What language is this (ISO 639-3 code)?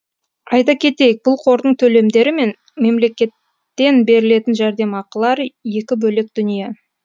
kaz